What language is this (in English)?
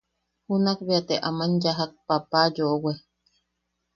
Yaqui